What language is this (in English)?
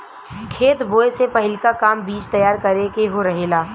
Bhojpuri